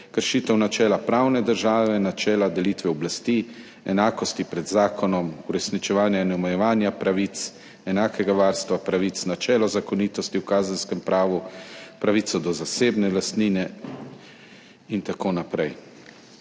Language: Slovenian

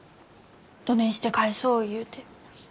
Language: Japanese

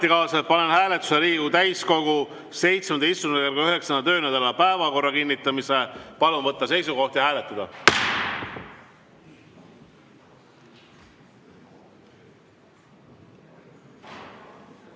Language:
Estonian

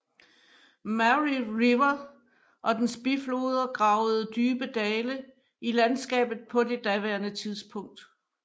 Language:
Danish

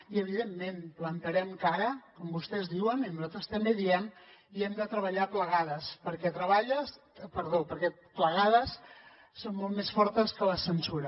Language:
Catalan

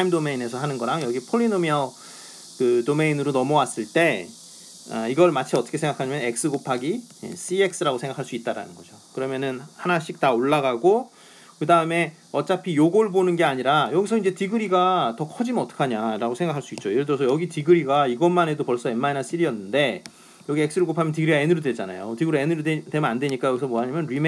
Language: Korean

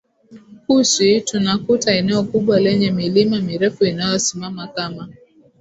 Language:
Swahili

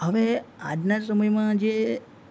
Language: Gujarati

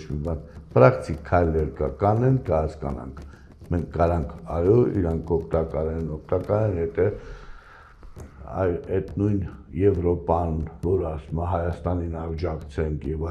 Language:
Romanian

